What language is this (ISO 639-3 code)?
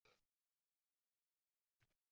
uzb